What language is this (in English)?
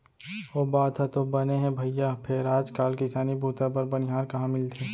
Chhattisgarhi